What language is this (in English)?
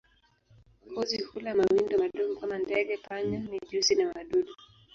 Swahili